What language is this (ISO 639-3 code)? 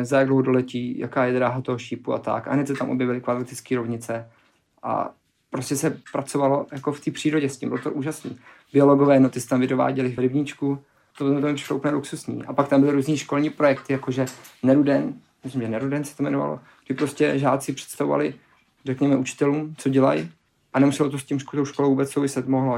ces